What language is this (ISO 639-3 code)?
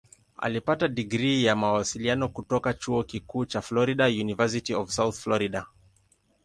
swa